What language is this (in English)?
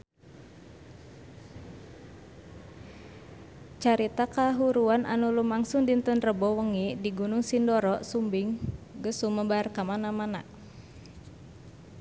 Sundanese